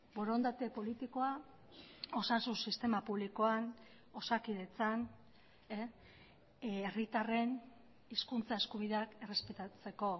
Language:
Basque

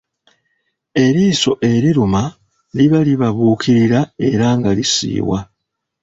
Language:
Ganda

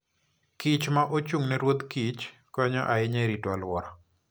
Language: Luo (Kenya and Tanzania)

